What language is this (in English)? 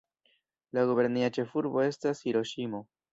Esperanto